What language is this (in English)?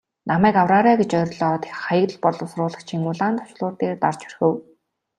Mongolian